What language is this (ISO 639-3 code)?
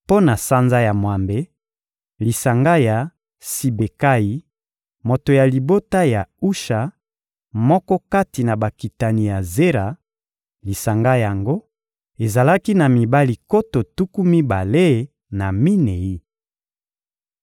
lin